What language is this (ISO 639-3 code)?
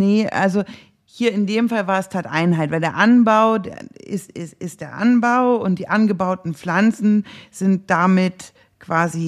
deu